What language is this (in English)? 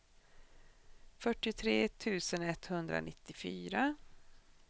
Swedish